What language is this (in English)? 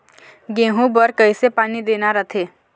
Chhattisgarhi